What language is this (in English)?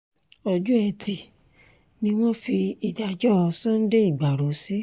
Yoruba